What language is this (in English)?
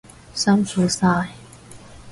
Cantonese